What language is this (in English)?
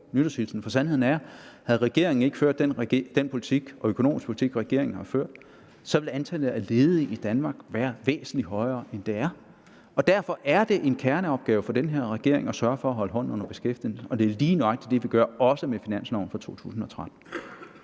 Danish